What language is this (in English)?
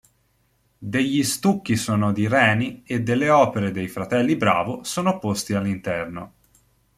Italian